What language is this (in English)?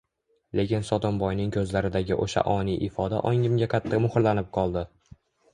Uzbek